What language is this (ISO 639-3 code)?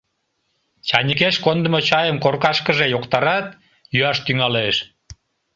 chm